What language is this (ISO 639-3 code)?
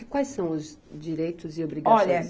por